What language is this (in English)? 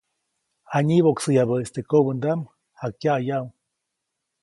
Copainalá Zoque